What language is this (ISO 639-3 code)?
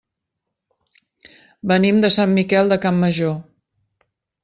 cat